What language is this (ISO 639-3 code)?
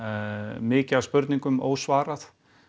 isl